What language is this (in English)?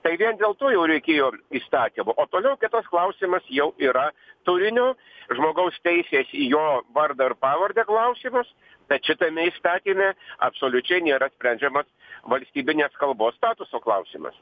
Lithuanian